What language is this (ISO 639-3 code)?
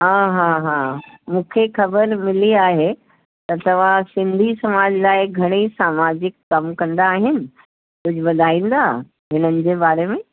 snd